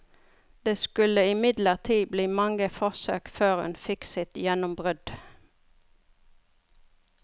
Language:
Norwegian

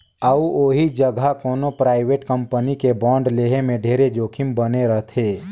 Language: Chhattisgarhi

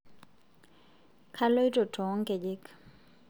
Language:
Masai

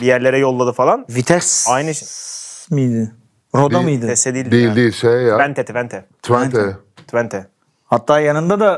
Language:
Turkish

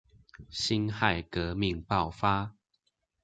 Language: Chinese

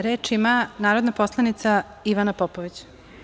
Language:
Serbian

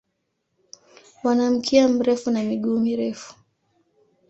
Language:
Swahili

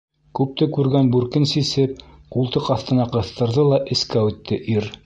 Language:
Bashkir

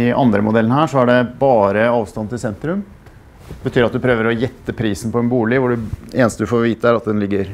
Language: Norwegian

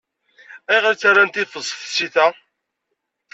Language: Kabyle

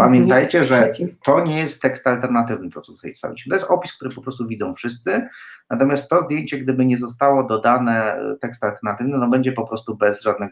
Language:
Polish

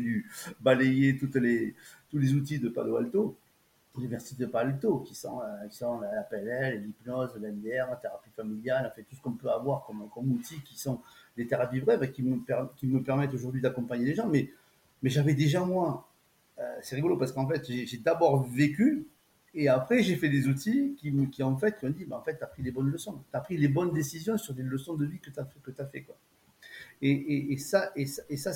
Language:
French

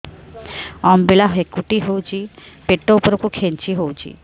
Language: Odia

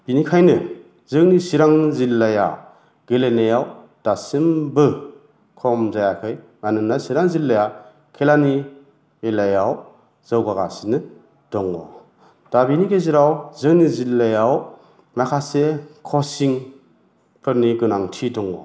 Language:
Bodo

